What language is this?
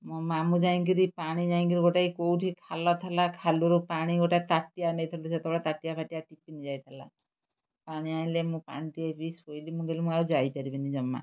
Odia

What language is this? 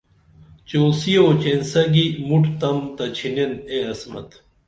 Dameli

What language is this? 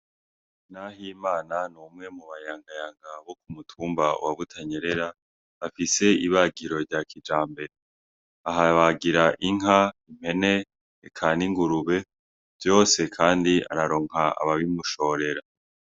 Rundi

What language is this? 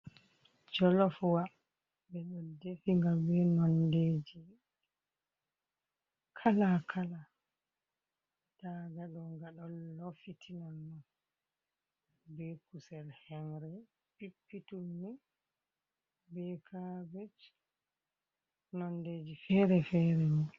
Fula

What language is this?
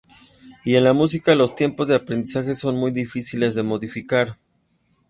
Spanish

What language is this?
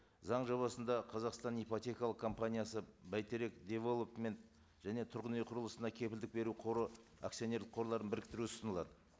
Kazakh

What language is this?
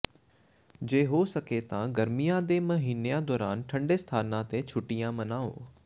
Punjabi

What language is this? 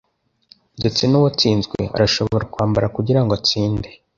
Kinyarwanda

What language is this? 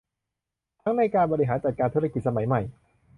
Thai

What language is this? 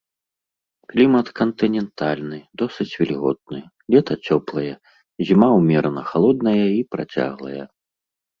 Belarusian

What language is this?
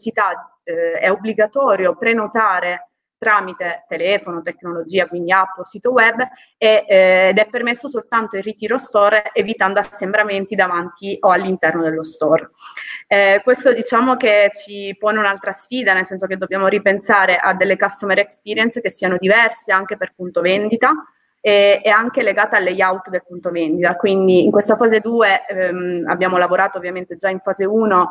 Italian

